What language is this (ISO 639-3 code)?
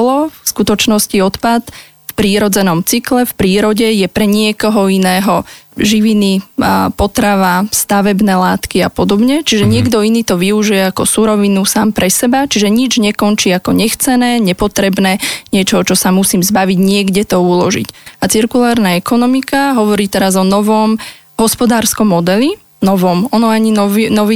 slk